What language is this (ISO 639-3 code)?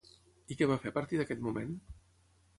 cat